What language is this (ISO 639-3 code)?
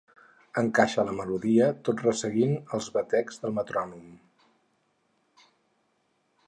cat